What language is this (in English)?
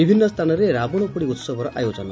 Odia